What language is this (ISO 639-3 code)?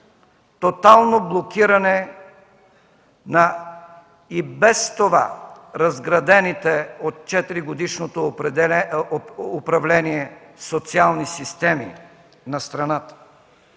bul